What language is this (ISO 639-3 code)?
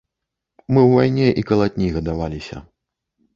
bel